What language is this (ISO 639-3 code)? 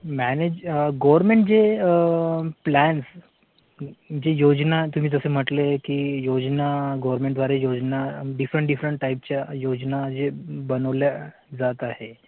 mar